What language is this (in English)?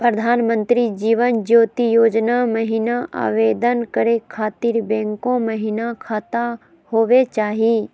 Magahi